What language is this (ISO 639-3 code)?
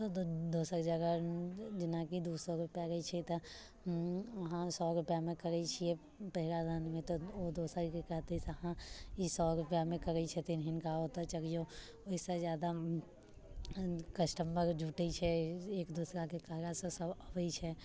mai